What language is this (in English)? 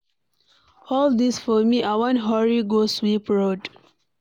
Nigerian Pidgin